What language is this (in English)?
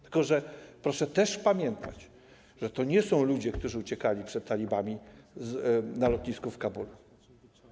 Polish